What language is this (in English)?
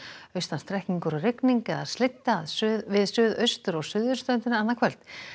Icelandic